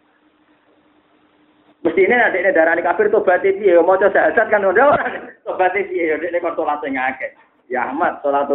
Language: Malay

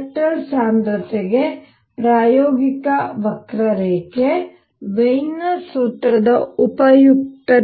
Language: Kannada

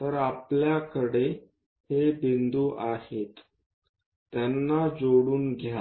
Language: Marathi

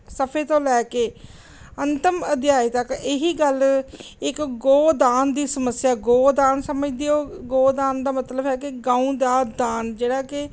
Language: Punjabi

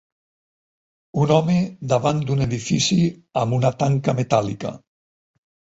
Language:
Catalan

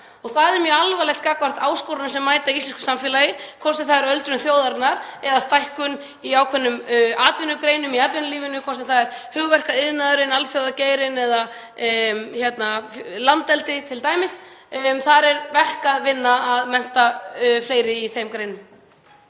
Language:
Icelandic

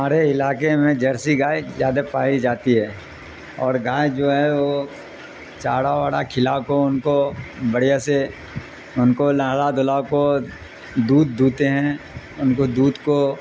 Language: Urdu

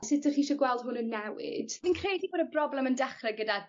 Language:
Welsh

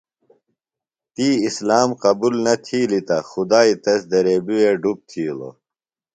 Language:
Phalura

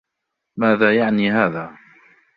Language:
Arabic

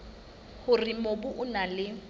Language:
Southern Sotho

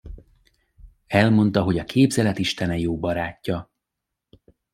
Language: Hungarian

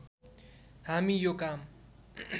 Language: Nepali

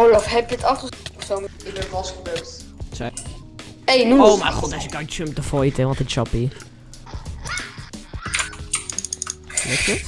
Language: Dutch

